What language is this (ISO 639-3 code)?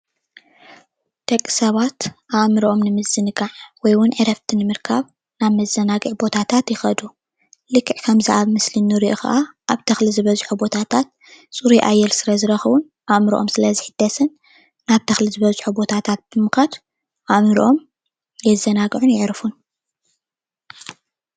tir